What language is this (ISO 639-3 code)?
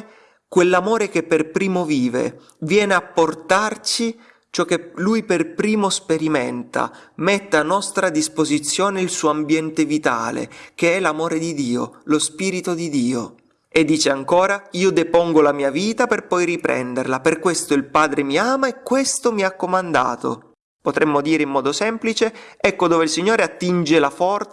ita